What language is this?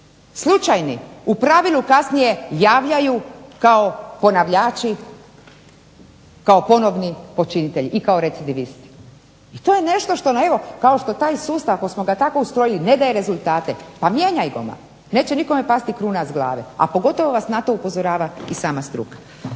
Croatian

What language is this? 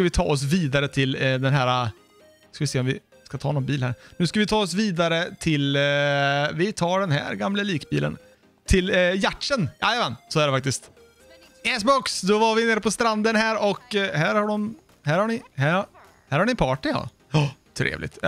Swedish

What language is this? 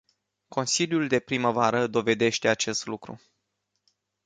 Romanian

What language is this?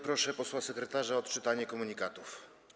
Polish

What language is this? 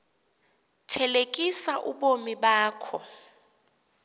Xhosa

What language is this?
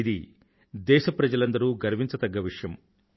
Telugu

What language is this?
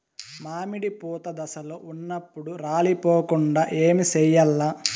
Telugu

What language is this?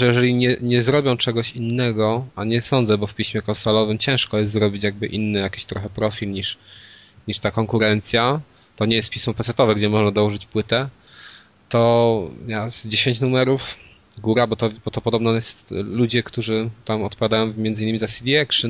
Polish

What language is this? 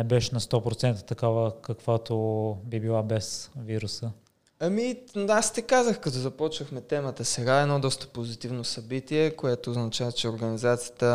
Bulgarian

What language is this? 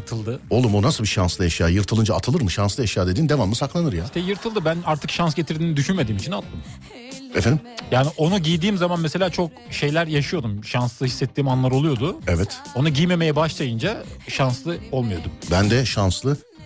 Turkish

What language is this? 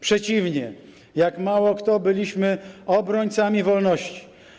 Polish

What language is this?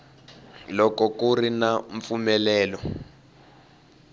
Tsonga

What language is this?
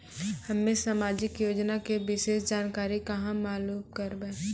Maithili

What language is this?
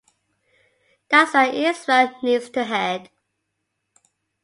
English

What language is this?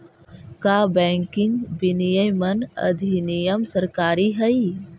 Magahi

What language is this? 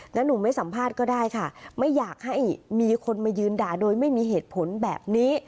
Thai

